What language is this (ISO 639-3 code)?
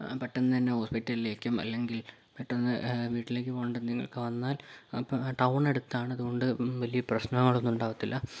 mal